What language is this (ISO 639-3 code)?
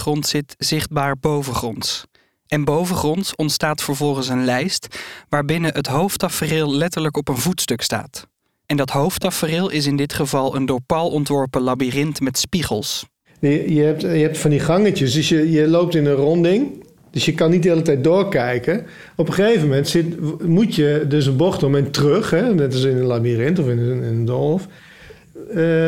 nld